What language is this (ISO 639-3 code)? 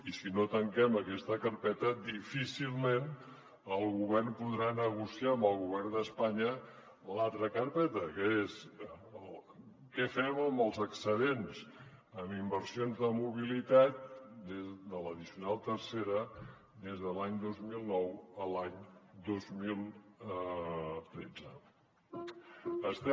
cat